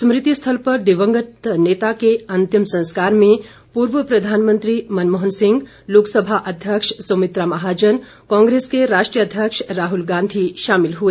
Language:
Hindi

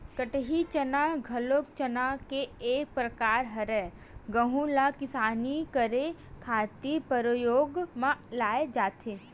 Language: Chhattisgarhi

